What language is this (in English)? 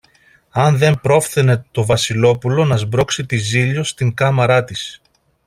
Greek